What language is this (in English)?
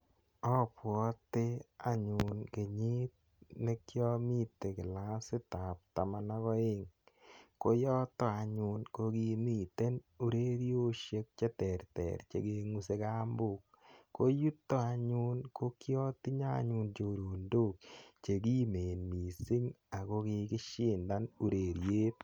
Kalenjin